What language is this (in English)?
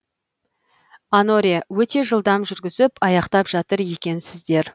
Kazakh